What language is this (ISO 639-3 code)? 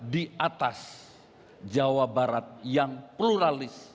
ind